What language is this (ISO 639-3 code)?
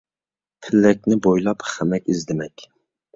uig